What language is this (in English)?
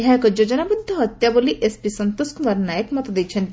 Odia